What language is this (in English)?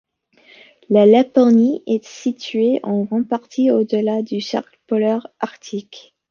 French